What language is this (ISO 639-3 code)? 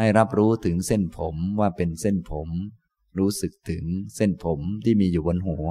tha